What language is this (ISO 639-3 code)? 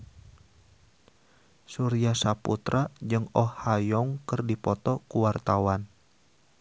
sun